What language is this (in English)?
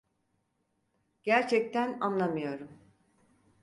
Turkish